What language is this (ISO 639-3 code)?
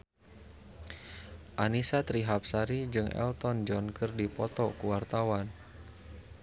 sun